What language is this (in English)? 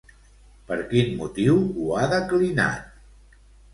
Catalan